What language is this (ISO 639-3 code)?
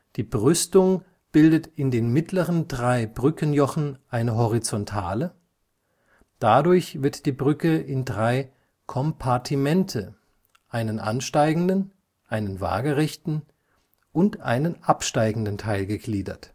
deu